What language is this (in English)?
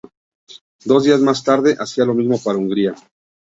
Spanish